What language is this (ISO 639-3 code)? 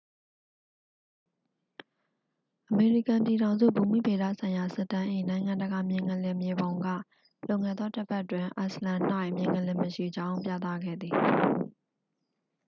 mya